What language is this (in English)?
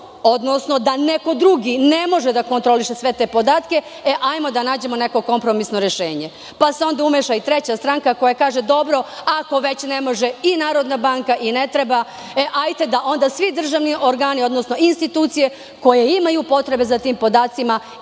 Serbian